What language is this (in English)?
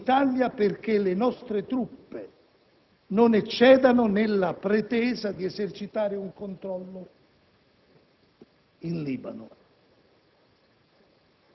Italian